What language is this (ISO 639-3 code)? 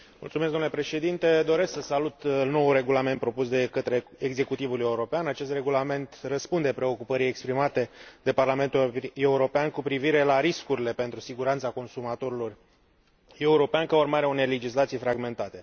ron